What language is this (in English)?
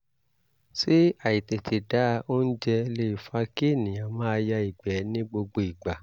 Yoruba